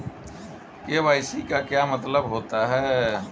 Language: Hindi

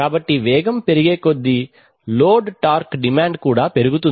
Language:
Telugu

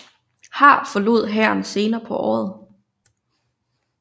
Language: Danish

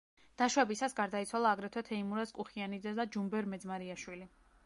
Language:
Georgian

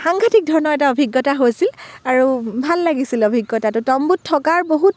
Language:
Assamese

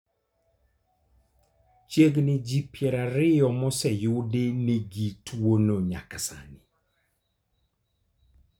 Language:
Luo (Kenya and Tanzania)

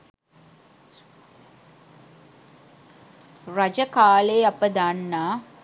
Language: Sinhala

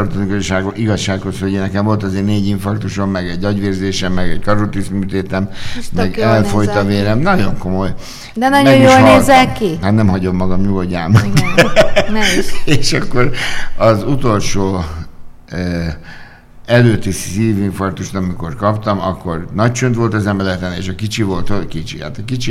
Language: Hungarian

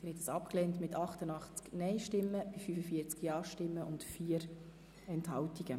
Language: Swiss German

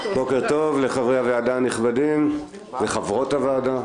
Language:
Hebrew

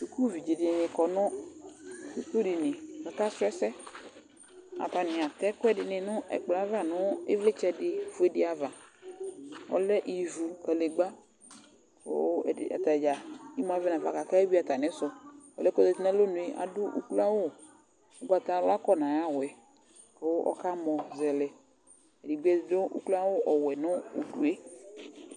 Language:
Ikposo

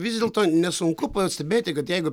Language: Lithuanian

